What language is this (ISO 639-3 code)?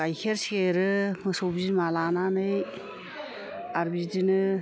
brx